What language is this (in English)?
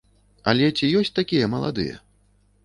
Belarusian